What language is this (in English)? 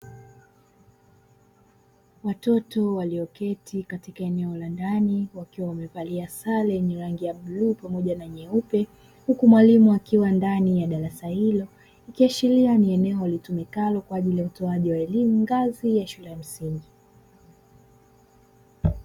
Swahili